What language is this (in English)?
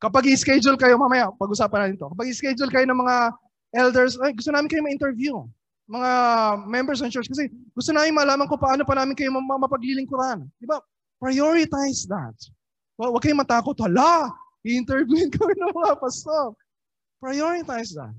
Filipino